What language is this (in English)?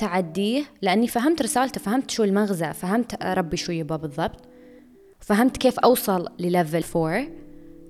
Arabic